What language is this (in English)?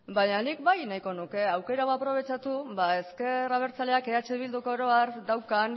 Basque